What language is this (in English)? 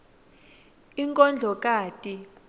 Swati